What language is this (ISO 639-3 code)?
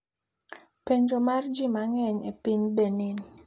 luo